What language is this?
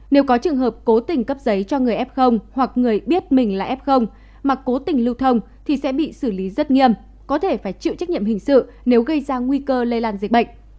Vietnamese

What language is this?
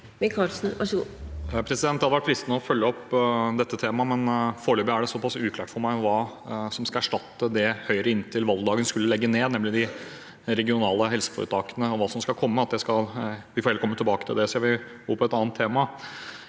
Norwegian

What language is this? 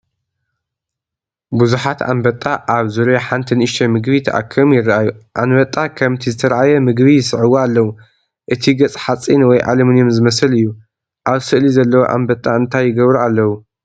Tigrinya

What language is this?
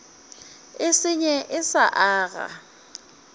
Northern Sotho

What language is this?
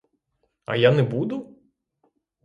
Ukrainian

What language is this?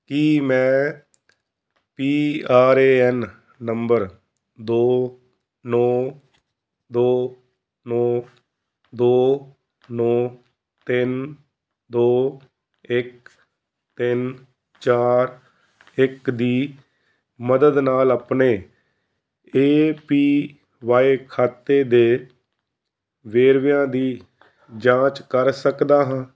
Punjabi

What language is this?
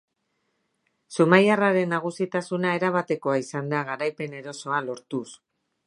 Basque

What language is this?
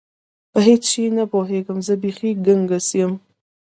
Pashto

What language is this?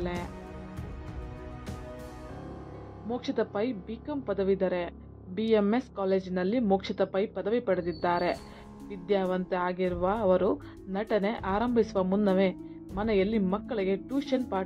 Arabic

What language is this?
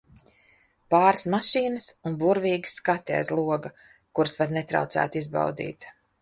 Latvian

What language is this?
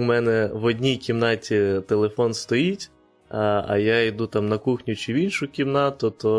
Ukrainian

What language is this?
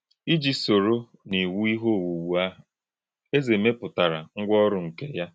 Igbo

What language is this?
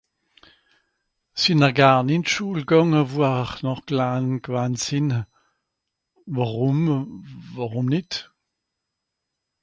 Swiss German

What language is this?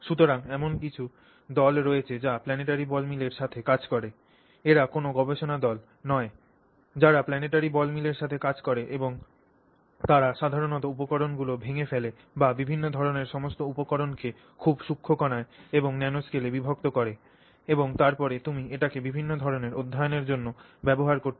Bangla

